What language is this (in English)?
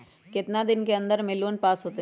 Magahi